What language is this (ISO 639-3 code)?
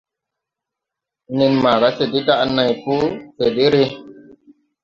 tui